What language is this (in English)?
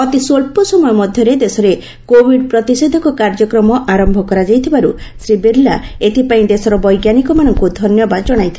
Odia